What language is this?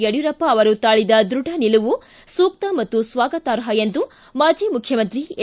Kannada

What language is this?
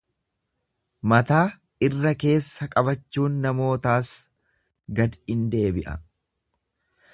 Oromo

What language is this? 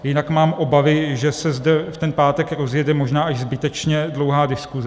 Czech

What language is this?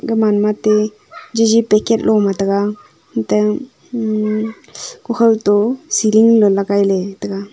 Wancho Naga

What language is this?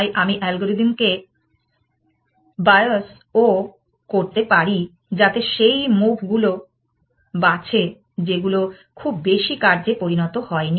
Bangla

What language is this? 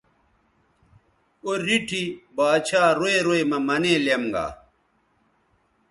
Bateri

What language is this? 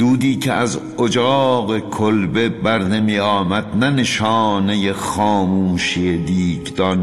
Persian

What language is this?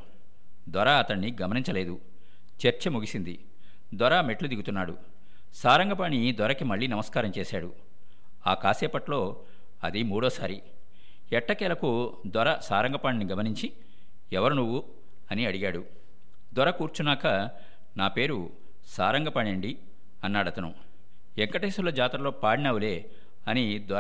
Telugu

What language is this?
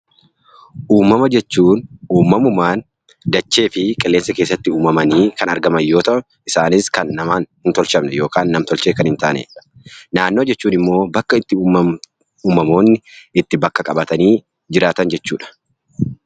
Oromo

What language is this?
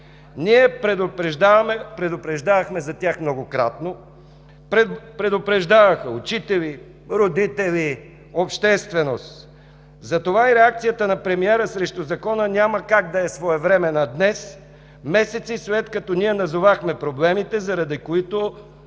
Bulgarian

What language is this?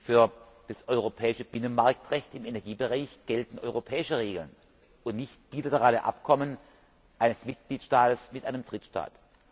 German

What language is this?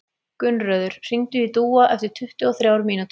Icelandic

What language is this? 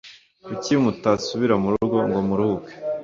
Kinyarwanda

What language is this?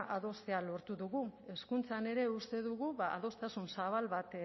Basque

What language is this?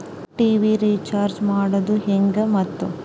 Kannada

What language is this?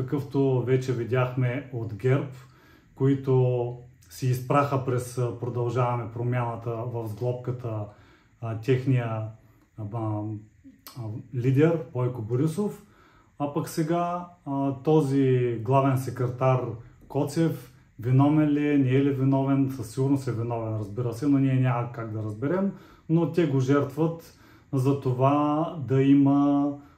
Bulgarian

